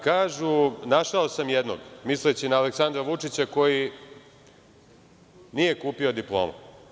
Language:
Serbian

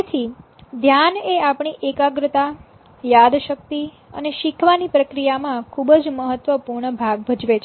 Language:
Gujarati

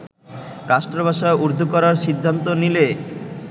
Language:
Bangla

